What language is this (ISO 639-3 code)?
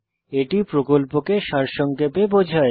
ben